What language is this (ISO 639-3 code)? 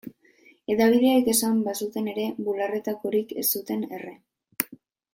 eus